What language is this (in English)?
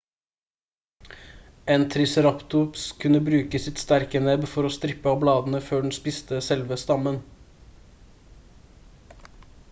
Norwegian Bokmål